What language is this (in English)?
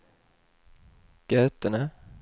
Swedish